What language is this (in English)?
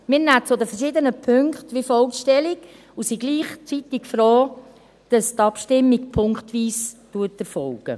Swiss German